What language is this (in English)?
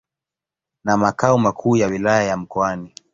Swahili